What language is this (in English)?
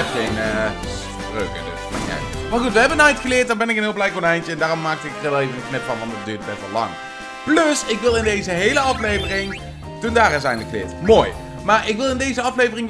Dutch